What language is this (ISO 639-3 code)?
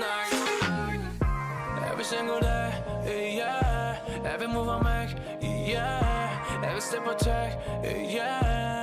tur